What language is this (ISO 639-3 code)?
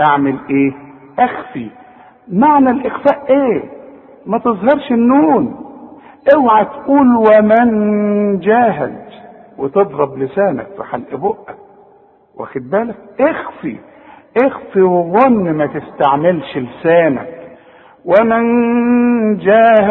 ara